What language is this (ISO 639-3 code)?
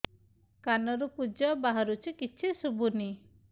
ori